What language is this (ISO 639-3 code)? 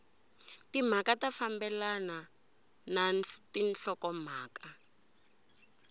tso